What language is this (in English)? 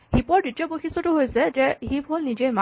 Assamese